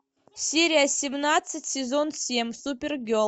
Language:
Russian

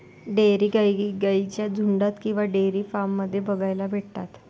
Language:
Marathi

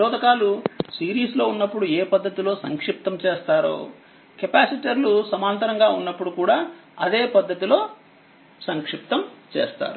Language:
Telugu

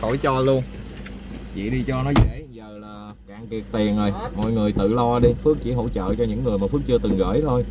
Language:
Vietnamese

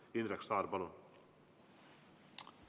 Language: Estonian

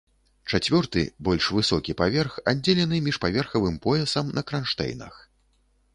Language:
Belarusian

